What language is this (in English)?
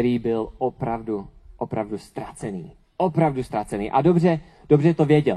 Czech